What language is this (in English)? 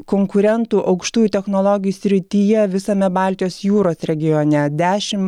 Lithuanian